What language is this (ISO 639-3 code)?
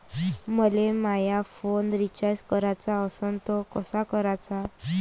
mar